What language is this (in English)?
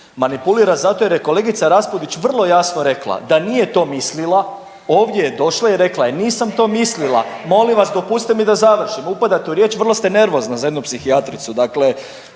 Croatian